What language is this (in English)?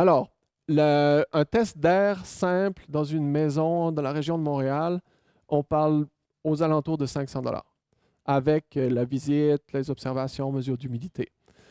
French